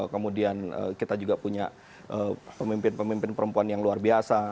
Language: Indonesian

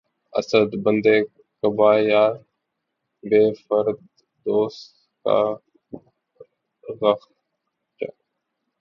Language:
Urdu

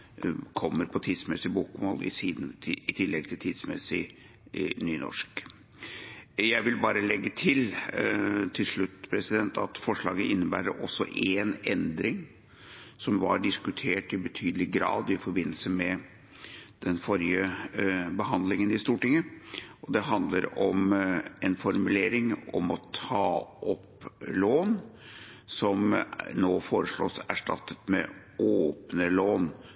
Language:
Norwegian Bokmål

